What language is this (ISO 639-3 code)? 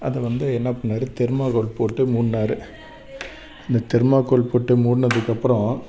tam